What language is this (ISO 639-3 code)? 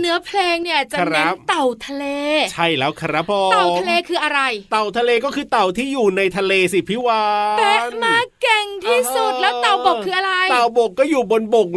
tha